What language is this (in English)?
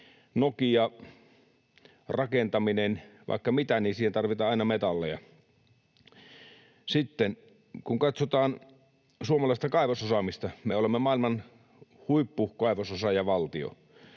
Finnish